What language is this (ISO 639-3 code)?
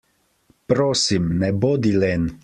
slv